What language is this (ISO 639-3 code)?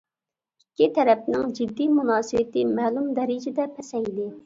uig